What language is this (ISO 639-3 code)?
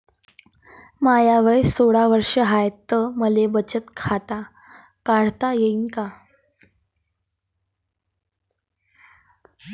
mar